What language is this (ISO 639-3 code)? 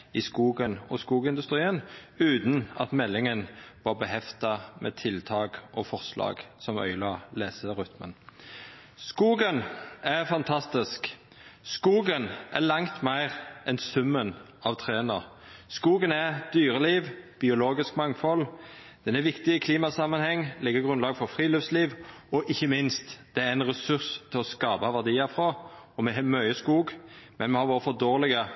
nno